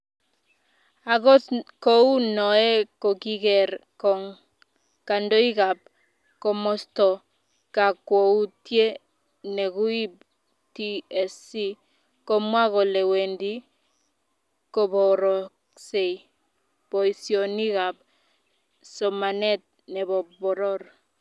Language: Kalenjin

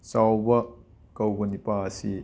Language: Manipuri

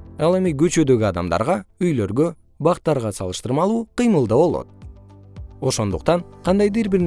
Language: Kyrgyz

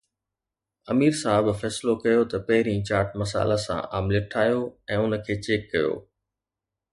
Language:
Sindhi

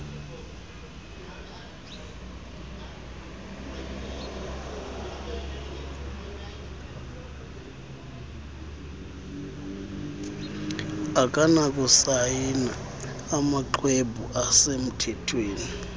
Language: Xhosa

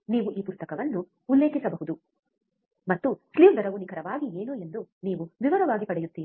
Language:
Kannada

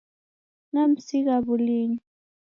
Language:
Taita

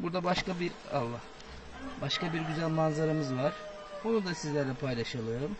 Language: Turkish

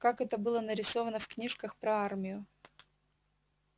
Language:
Russian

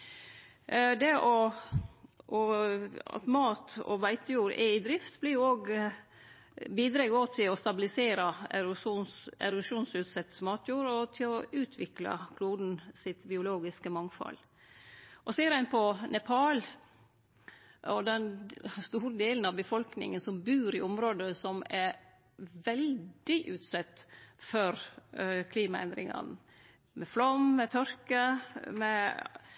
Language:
Norwegian Nynorsk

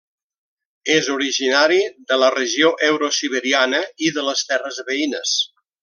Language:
Catalan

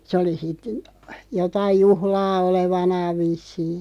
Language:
Finnish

